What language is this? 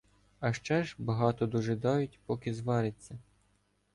Ukrainian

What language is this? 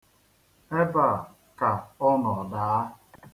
Igbo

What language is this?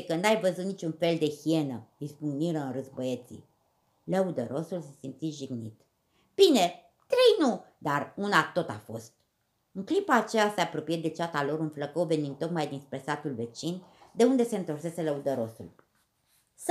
Romanian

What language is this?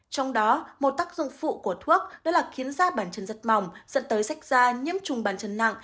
Vietnamese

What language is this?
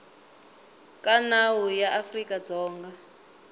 Tsonga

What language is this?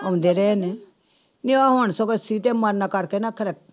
Punjabi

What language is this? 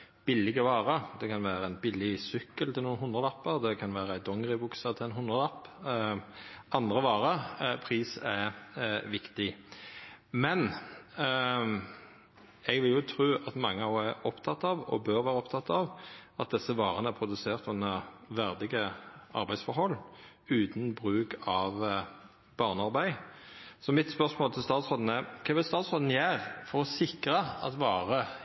Norwegian Nynorsk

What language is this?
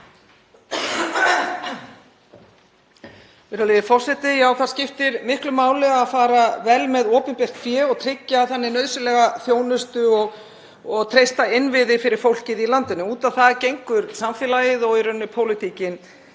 Icelandic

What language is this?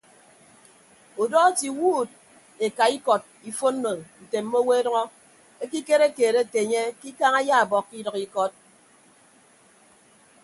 Ibibio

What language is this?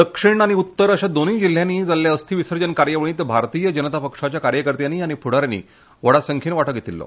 Konkani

